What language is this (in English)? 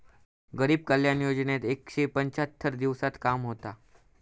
Marathi